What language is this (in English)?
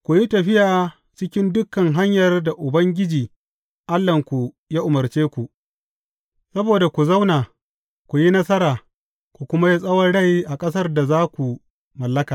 Hausa